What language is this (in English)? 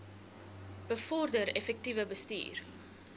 Afrikaans